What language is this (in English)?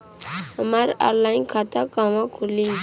Bhojpuri